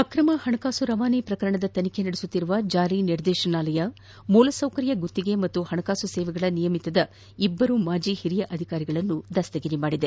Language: Kannada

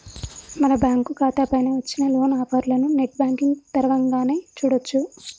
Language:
Telugu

